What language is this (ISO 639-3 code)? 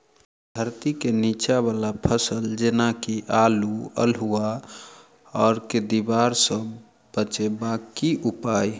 mai